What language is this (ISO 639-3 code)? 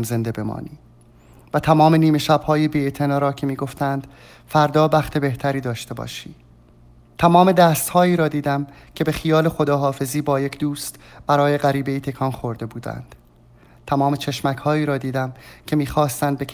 fas